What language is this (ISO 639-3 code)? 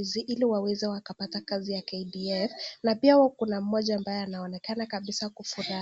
swa